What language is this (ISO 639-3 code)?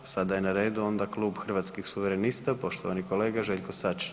hrv